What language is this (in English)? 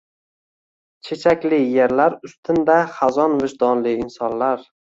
Uzbek